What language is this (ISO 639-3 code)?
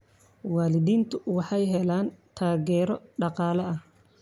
som